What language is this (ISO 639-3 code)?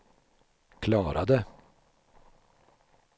swe